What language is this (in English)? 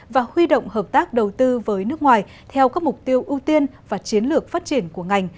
Vietnamese